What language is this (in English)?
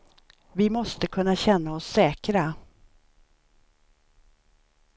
Swedish